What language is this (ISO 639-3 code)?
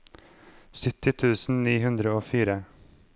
nor